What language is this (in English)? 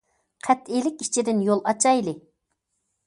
Uyghur